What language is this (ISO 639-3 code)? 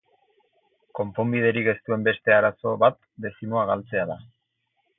eus